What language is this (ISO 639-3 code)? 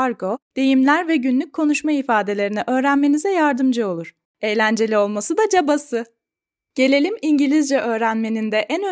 tur